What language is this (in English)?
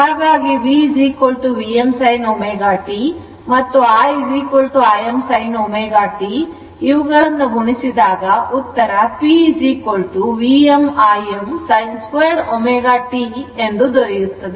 Kannada